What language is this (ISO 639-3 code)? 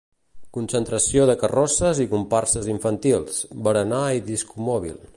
cat